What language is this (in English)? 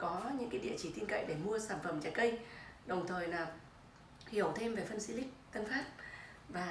Vietnamese